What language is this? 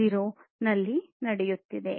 Kannada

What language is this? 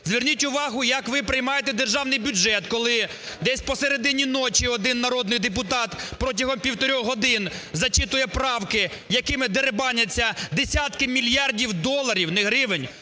Ukrainian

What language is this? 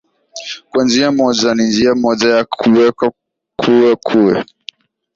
Swahili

